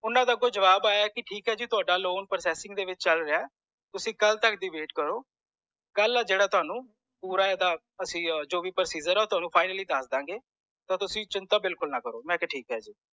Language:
Punjabi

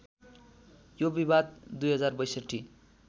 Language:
Nepali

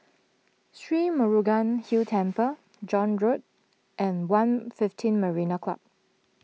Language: English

